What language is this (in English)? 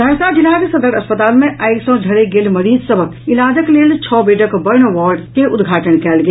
Maithili